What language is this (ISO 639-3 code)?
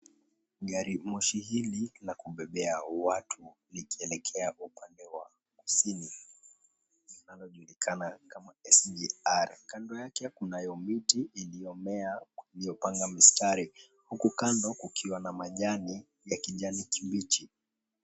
swa